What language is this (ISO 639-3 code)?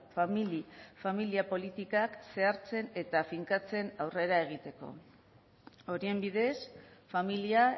eus